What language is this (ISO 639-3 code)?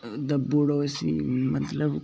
doi